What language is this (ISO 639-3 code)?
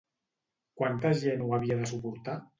cat